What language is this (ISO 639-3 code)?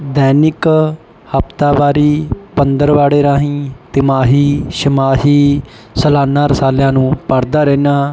pan